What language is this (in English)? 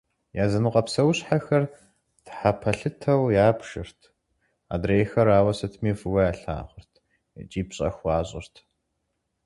Kabardian